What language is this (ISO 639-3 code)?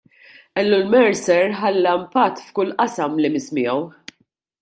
mlt